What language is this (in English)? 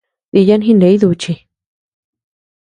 Tepeuxila Cuicatec